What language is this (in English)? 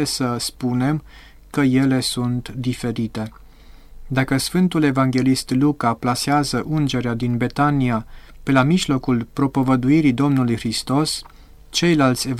Romanian